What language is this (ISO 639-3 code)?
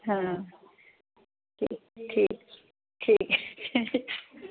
doi